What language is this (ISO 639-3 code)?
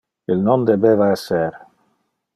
ina